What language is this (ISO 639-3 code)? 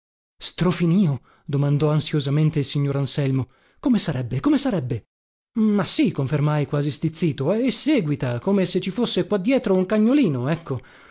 ita